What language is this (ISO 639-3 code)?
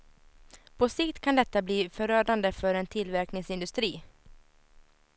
swe